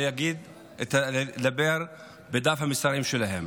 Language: Hebrew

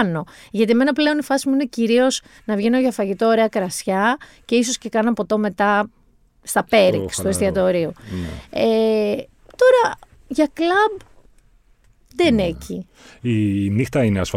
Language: Greek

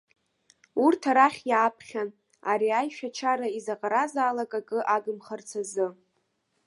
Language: Abkhazian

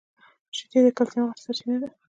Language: Pashto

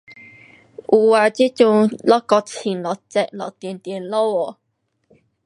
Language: Pu-Xian Chinese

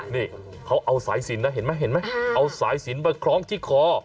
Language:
Thai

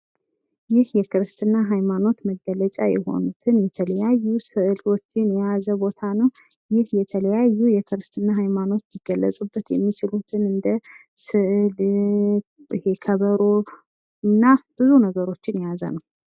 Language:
Amharic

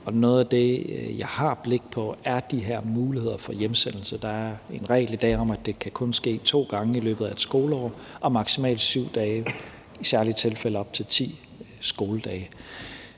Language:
Danish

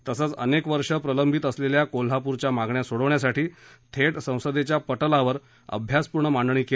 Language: Marathi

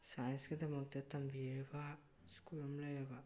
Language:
Manipuri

